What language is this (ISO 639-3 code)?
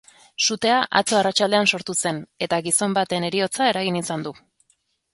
eus